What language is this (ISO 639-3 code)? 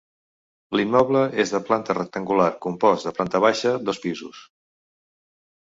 cat